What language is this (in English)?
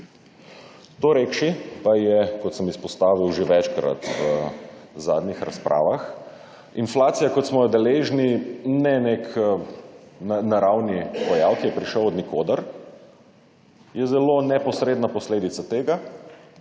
Slovenian